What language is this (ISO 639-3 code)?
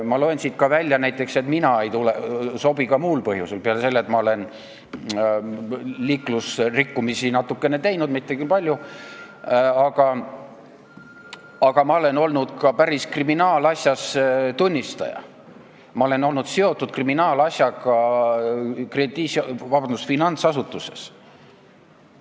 est